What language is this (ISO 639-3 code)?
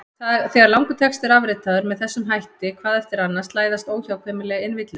isl